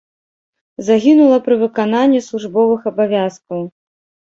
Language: Belarusian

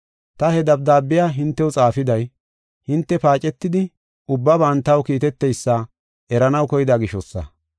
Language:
Gofa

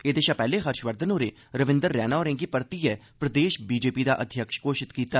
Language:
Dogri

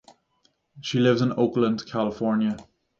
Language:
English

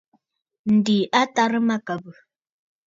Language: Bafut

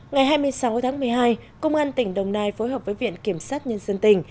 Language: Vietnamese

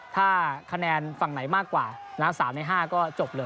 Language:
Thai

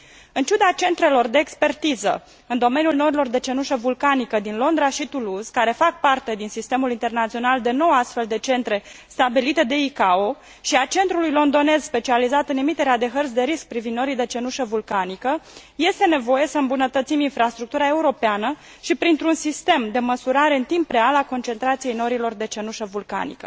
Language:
Romanian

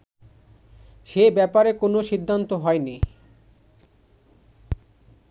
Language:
Bangla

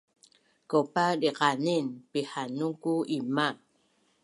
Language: Bunun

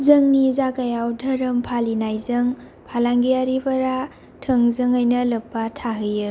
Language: Bodo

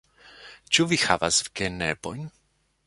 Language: Esperanto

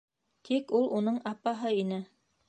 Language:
Bashkir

